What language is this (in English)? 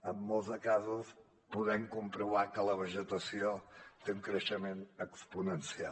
Catalan